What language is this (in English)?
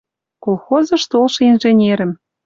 Western Mari